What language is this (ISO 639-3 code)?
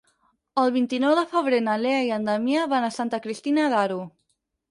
cat